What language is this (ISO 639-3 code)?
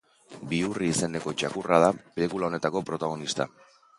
eus